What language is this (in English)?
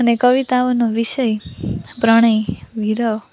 Gujarati